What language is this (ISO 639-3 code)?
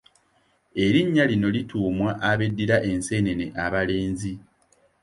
lug